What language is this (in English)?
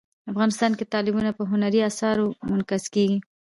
Pashto